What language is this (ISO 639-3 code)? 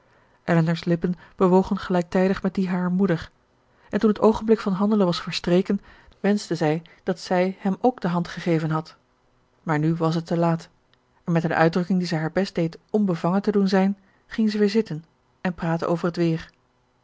nld